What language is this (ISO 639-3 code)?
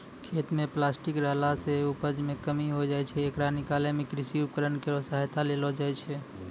mai